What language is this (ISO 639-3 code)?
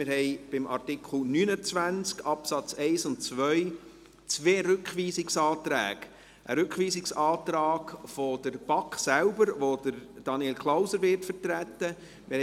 gsw